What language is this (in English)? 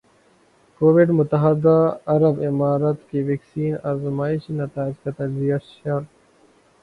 Urdu